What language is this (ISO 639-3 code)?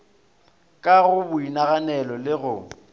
nso